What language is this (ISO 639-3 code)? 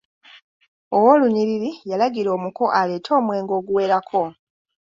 lug